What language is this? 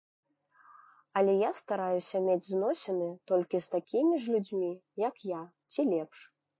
Belarusian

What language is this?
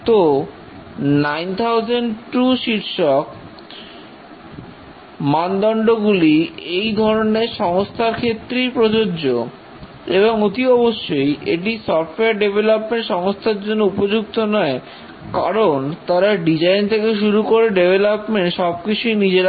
Bangla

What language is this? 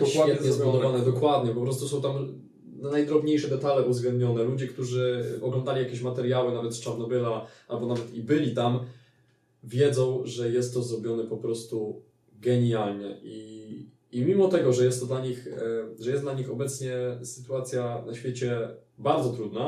Polish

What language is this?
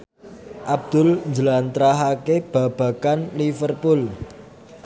Javanese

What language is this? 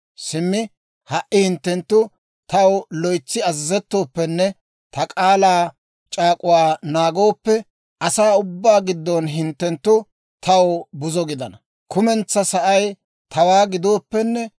Dawro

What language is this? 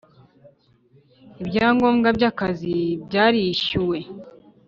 Kinyarwanda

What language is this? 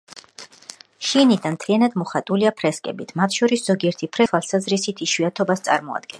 Georgian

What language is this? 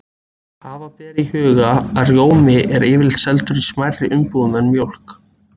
Icelandic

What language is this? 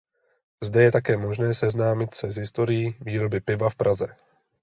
Czech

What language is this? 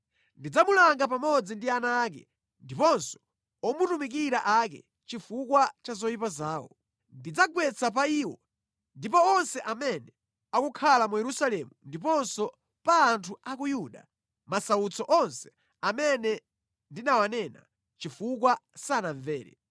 Nyanja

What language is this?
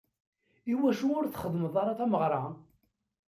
Kabyle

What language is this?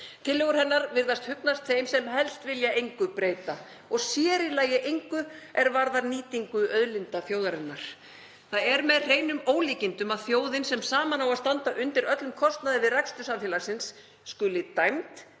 Icelandic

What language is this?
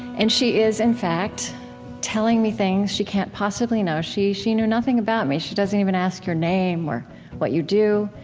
English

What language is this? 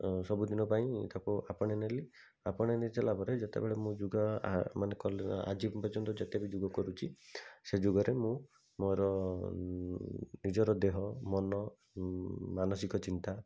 Odia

